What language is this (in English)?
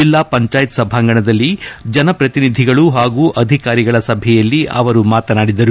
Kannada